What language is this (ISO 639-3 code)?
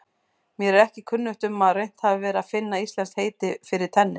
isl